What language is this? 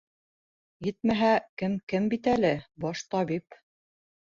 Bashkir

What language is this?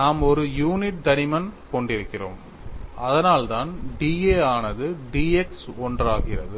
Tamil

